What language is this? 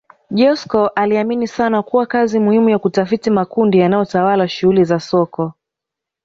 Swahili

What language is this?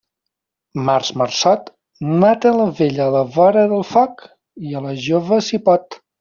Catalan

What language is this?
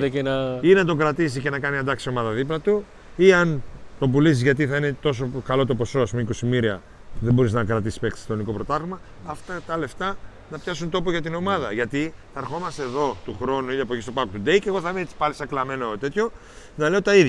Greek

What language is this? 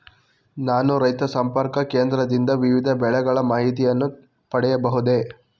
Kannada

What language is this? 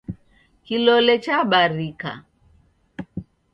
Taita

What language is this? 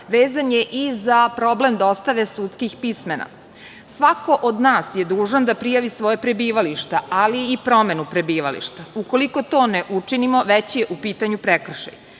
Serbian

